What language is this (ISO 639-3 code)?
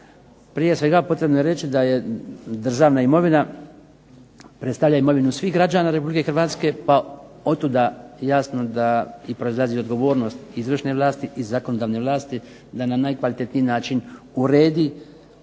hrv